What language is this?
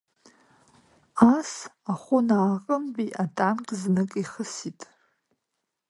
Abkhazian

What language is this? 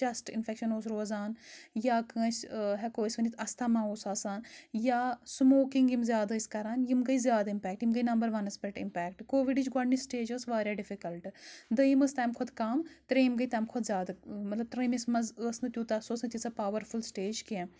Kashmiri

